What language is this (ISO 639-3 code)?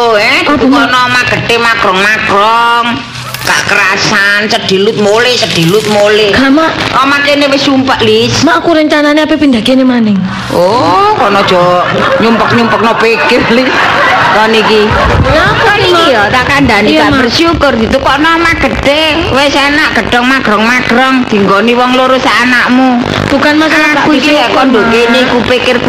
ind